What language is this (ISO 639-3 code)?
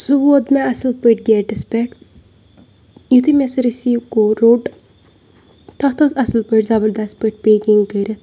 kas